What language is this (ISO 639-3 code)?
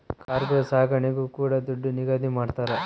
kan